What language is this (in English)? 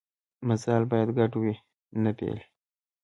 Pashto